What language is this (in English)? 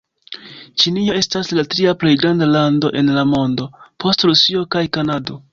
Esperanto